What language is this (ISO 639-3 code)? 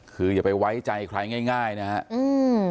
tha